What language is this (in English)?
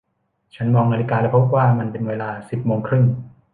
Thai